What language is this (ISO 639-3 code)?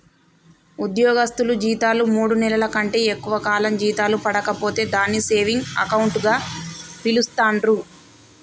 tel